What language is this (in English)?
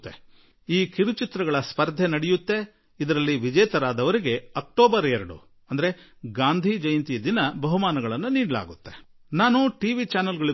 Kannada